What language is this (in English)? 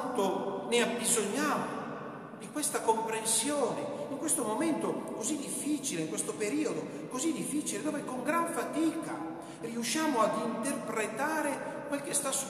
Italian